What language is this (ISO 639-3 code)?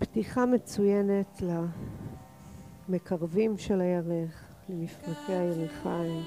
heb